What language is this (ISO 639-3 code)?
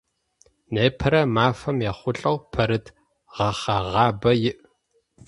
ady